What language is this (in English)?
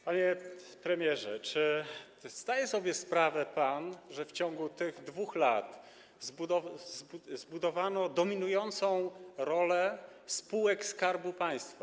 Polish